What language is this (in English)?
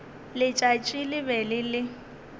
Northern Sotho